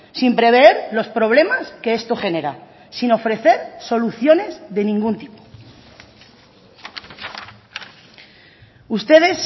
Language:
Spanish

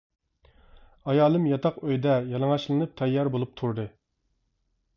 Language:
Uyghur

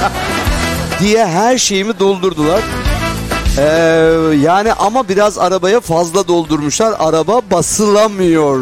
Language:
Turkish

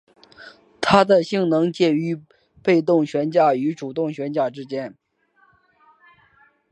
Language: Chinese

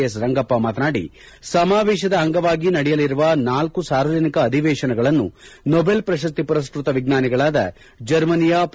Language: Kannada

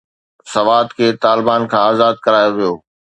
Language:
Sindhi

